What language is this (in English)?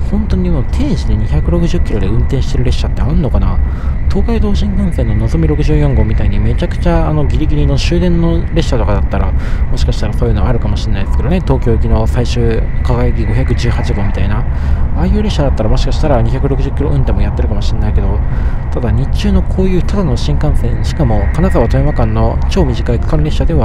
Japanese